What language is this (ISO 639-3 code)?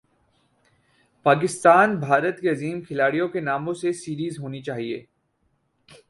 urd